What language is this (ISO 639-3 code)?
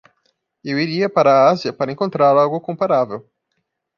por